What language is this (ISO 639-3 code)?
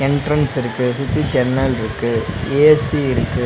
tam